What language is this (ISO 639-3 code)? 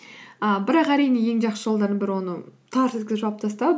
kaz